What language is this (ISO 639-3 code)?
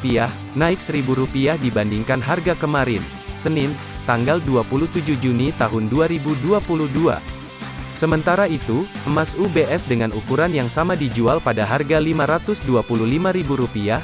ind